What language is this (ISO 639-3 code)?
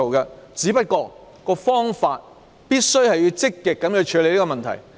yue